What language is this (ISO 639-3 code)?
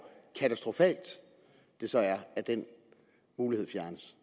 dan